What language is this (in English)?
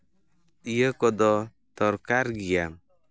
Santali